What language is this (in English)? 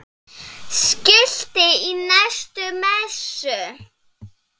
Icelandic